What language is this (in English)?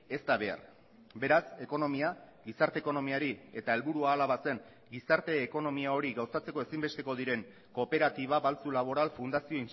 Basque